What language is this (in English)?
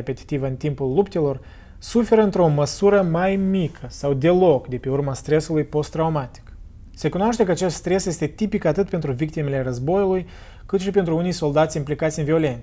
Romanian